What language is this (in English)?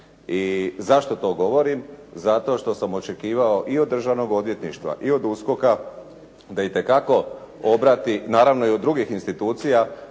Croatian